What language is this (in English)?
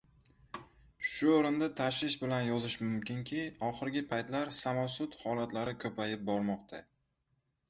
Uzbek